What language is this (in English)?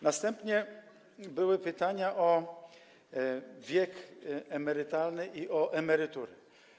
Polish